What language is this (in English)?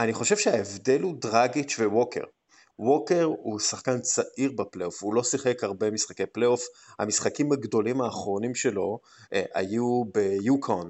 Hebrew